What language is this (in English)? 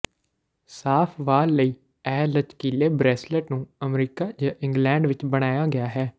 Punjabi